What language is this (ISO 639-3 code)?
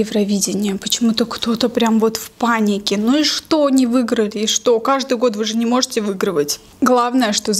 rus